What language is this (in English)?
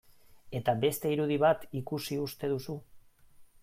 Basque